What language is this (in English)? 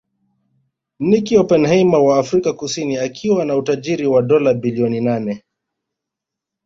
Swahili